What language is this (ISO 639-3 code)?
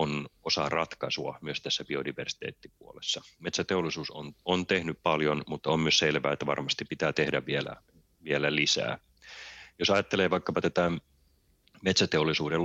fin